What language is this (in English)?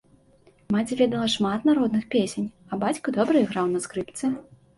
Belarusian